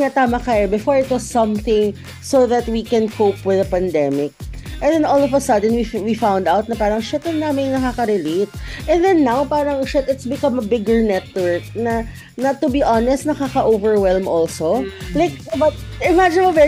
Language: Filipino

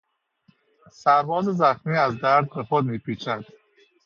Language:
Persian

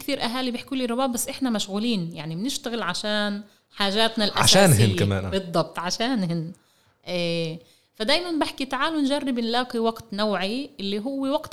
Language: Arabic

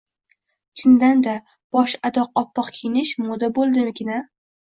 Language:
Uzbek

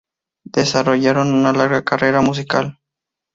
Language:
Spanish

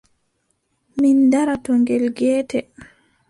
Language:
Adamawa Fulfulde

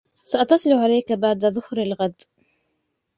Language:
Arabic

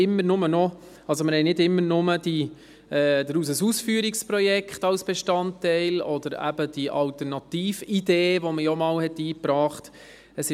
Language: Swiss German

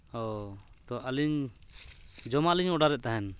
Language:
Santali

